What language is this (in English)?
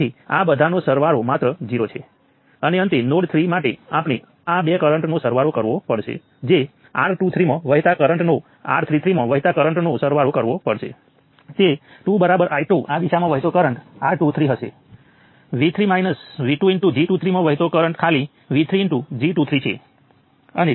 Gujarati